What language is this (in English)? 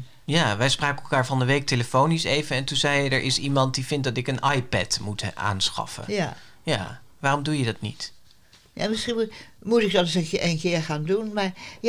Dutch